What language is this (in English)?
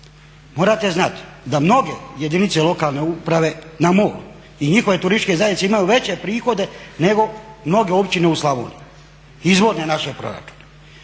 Croatian